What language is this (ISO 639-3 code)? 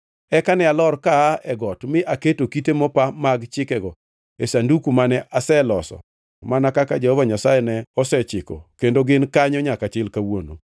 luo